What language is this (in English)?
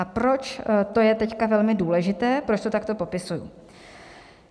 Czech